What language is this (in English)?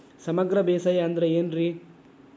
Kannada